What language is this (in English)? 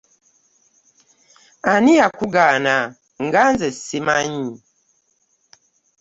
Ganda